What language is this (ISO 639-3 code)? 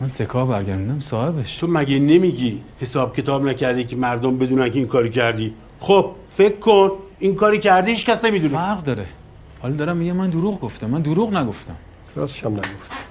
fas